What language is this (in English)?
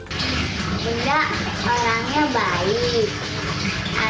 Indonesian